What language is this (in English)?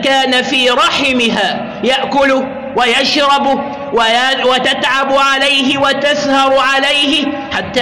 Arabic